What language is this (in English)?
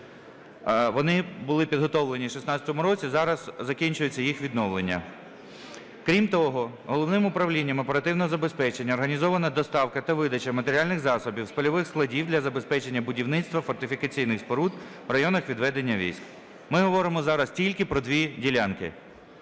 Ukrainian